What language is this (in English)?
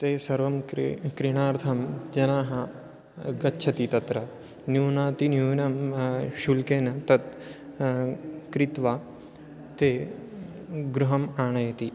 Sanskrit